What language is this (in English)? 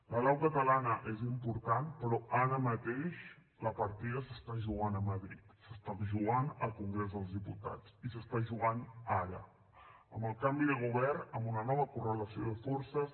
Catalan